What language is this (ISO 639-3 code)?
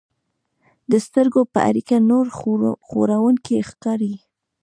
pus